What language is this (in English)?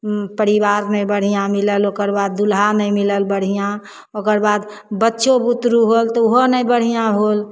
Maithili